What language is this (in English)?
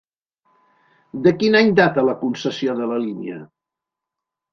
Catalan